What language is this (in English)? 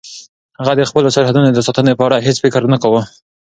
Pashto